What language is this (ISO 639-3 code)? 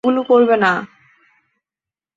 ben